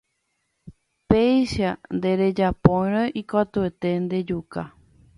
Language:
Guarani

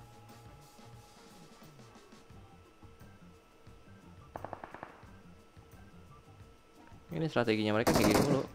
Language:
Indonesian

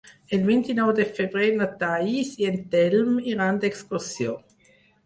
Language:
Catalan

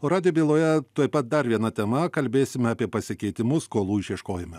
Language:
Lithuanian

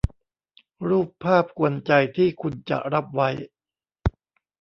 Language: Thai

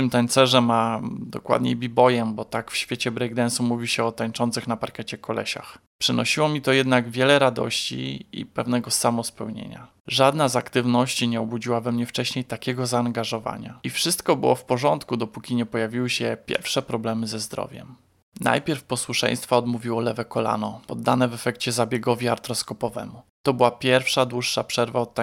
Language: Polish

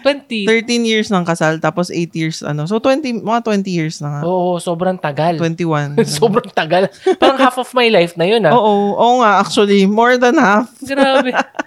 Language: Filipino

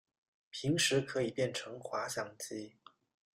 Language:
Chinese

